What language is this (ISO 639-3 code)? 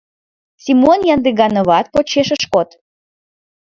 chm